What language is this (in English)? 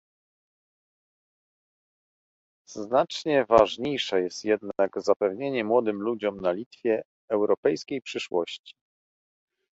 Polish